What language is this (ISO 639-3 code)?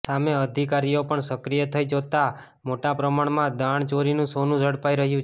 guj